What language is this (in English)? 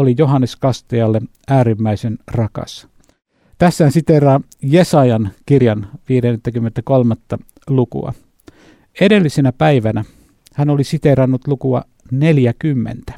Finnish